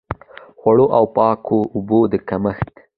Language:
Pashto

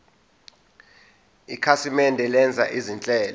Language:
Zulu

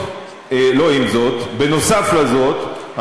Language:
Hebrew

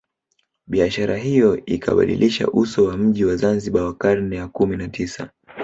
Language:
Swahili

